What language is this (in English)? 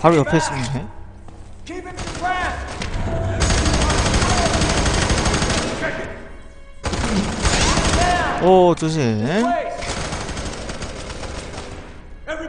Korean